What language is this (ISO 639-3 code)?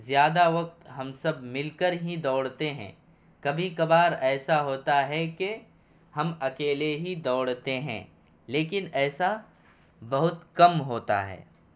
urd